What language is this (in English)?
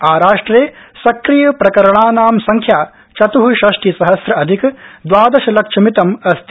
Sanskrit